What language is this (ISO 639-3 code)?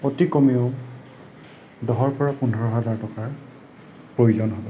asm